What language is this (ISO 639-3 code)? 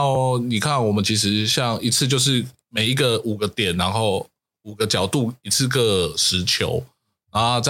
zho